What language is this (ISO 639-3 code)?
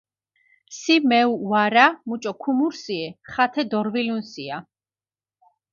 xmf